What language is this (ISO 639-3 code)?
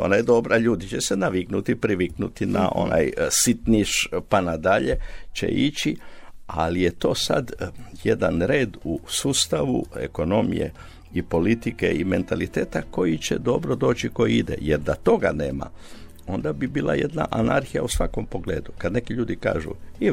hrv